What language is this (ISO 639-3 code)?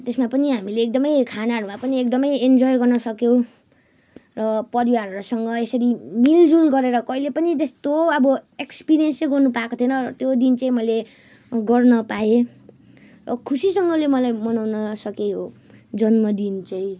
nep